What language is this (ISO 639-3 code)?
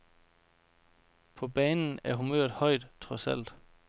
dan